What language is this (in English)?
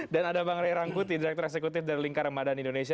Indonesian